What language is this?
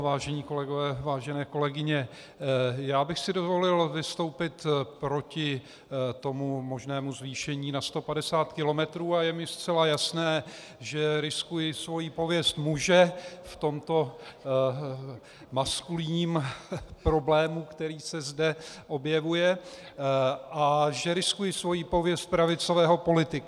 Czech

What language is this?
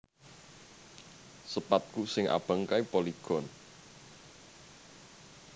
Javanese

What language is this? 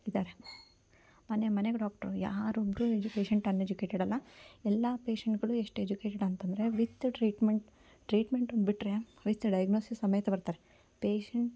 Kannada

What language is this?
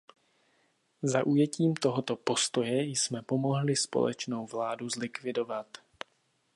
Czech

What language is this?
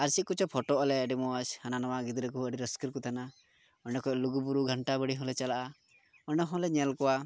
Santali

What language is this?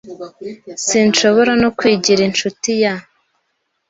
Kinyarwanda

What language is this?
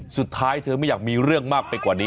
Thai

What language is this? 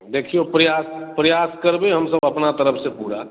Maithili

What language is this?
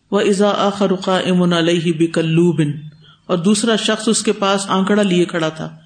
Urdu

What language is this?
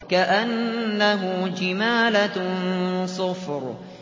Arabic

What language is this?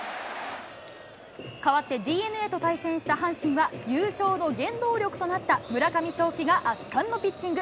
Japanese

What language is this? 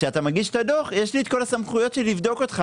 Hebrew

